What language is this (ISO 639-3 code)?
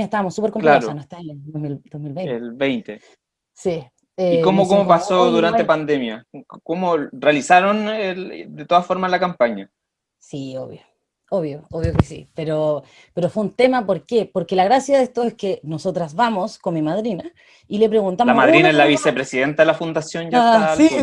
spa